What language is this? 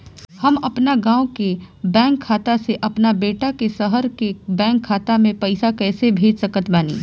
Bhojpuri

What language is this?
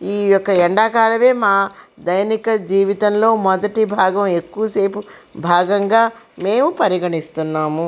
Telugu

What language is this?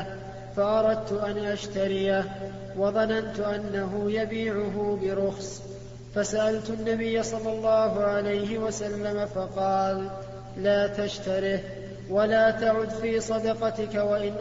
Arabic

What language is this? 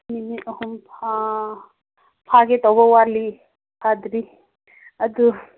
Manipuri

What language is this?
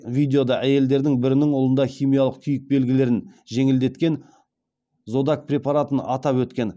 Kazakh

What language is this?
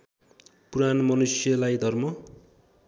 Nepali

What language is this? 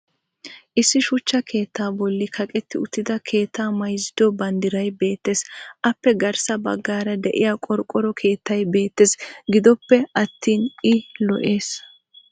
Wolaytta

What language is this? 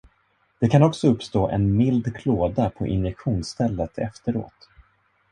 Swedish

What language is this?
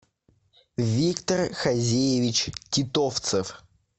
Russian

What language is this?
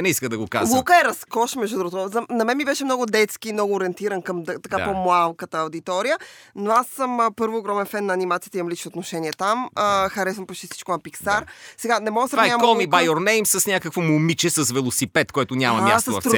Bulgarian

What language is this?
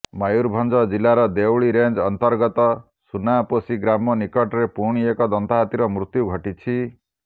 Odia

